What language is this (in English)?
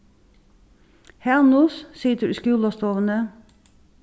Faroese